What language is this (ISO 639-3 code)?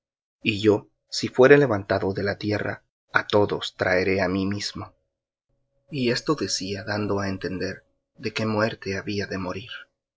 spa